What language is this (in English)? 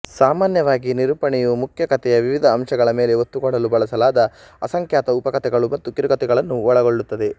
Kannada